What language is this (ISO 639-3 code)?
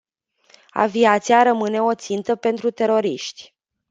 ron